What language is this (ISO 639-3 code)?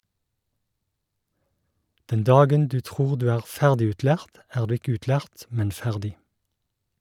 nor